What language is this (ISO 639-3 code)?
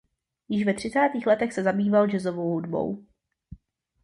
ces